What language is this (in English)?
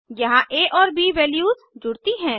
Hindi